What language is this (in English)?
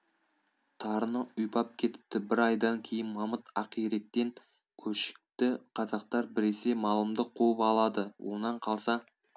Kazakh